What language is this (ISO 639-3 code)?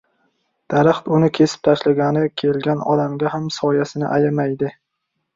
uzb